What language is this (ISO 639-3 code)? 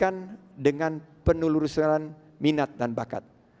ind